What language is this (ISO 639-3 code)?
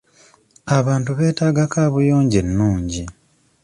lug